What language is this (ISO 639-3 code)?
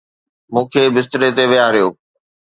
snd